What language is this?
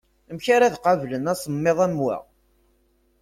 Kabyle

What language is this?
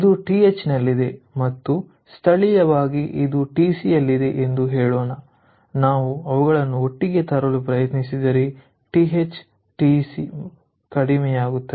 Kannada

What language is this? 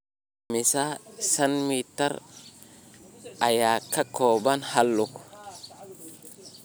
Somali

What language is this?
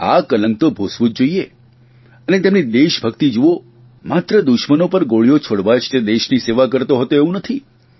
Gujarati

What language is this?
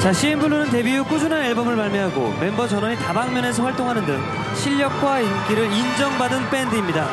Korean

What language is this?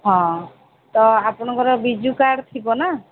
Odia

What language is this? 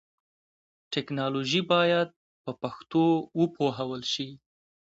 Pashto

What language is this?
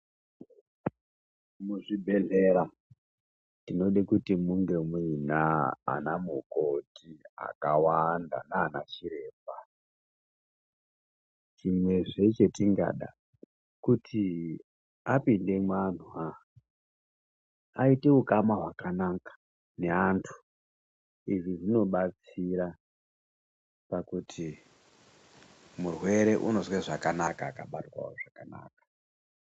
Ndau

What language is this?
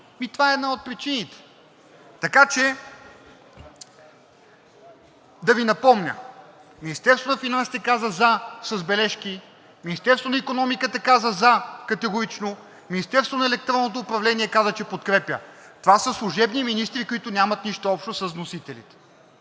Bulgarian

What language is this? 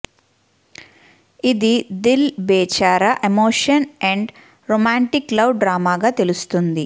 Telugu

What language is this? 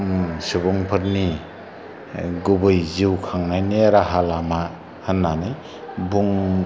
Bodo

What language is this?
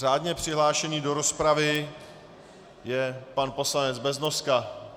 Czech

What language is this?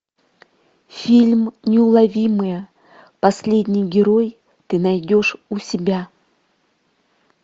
Russian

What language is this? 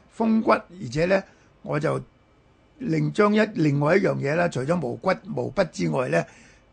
Chinese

